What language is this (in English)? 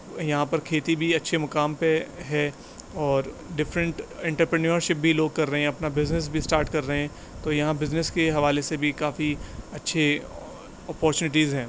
Urdu